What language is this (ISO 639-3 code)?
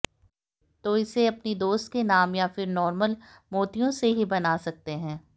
hin